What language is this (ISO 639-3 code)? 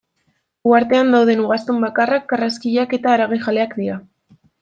eus